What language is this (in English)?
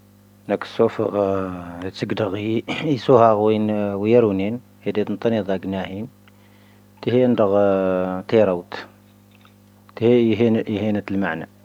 Tahaggart Tamahaq